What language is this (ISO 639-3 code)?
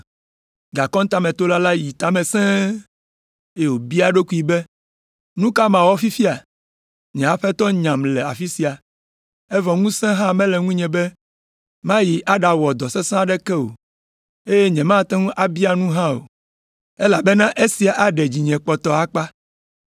ewe